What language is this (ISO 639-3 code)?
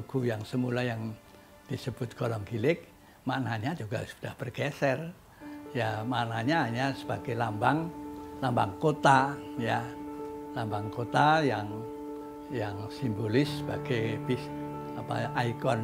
ind